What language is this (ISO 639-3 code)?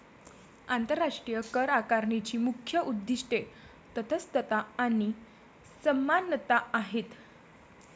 mar